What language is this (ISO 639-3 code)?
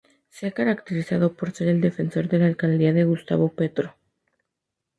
spa